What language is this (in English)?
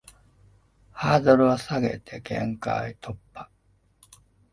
Japanese